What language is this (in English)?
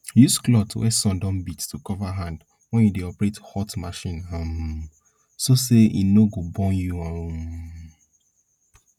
Nigerian Pidgin